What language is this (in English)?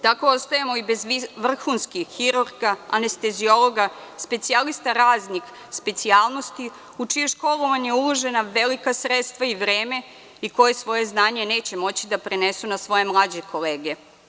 Serbian